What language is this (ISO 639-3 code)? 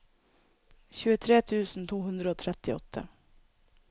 nor